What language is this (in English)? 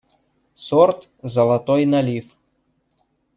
Russian